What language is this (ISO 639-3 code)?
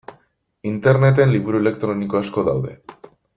eus